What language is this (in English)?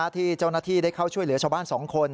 Thai